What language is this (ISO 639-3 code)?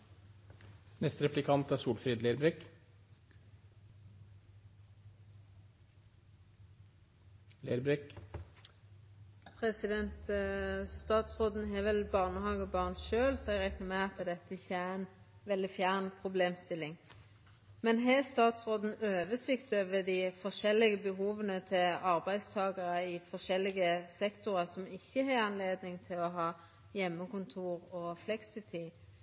nor